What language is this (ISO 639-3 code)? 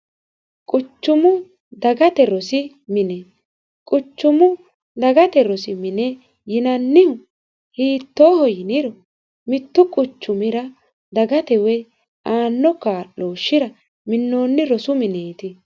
sid